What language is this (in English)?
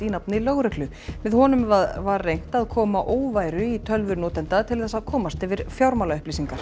Icelandic